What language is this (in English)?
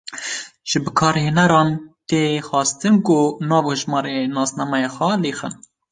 Kurdish